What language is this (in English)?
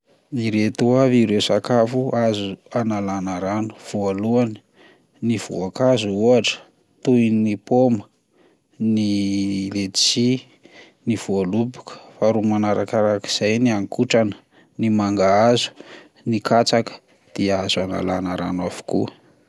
Malagasy